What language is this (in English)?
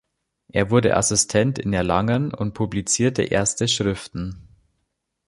German